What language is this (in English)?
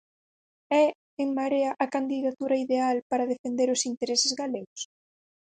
Galician